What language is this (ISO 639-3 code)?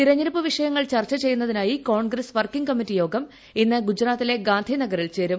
mal